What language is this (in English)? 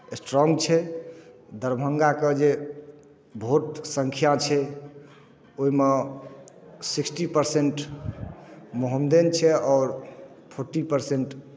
Maithili